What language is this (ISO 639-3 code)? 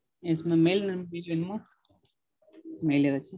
tam